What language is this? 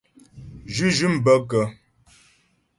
Ghomala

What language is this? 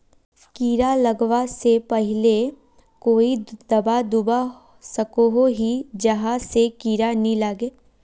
Magahi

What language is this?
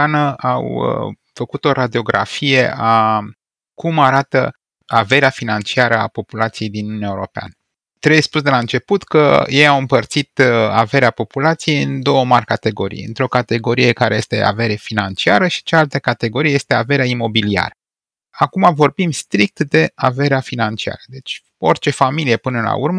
Romanian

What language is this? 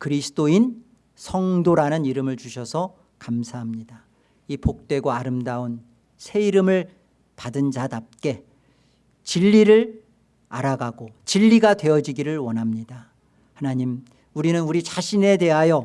Korean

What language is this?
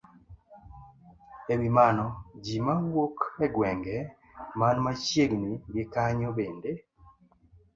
Luo (Kenya and Tanzania)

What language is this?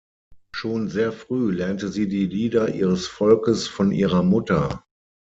German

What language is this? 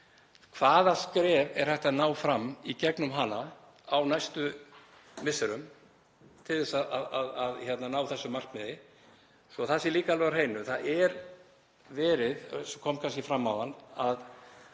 Icelandic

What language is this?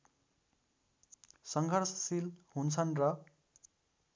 Nepali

